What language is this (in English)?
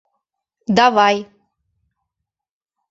Mari